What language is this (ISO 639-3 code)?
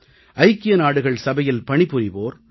tam